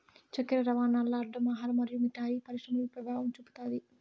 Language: Telugu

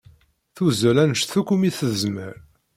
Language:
Kabyle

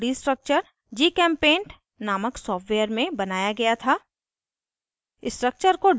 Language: Hindi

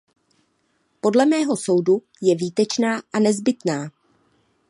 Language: Czech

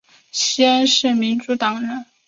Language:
Chinese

